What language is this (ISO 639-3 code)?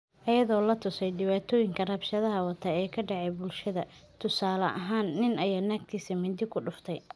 som